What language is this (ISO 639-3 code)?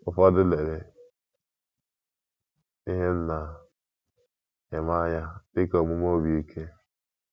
ibo